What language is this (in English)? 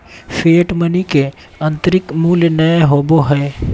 Magahi